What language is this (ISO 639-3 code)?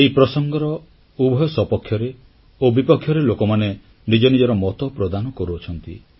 ori